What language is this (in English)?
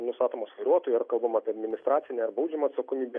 Lithuanian